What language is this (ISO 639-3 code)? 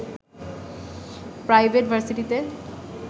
ben